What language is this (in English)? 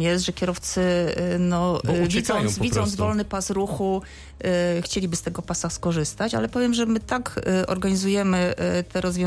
Polish